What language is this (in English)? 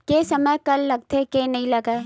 Chhattisgarhi